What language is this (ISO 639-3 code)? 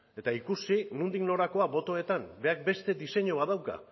eus